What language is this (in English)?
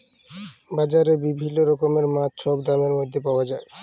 Bangla